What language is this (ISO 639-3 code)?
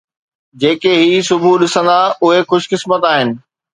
snd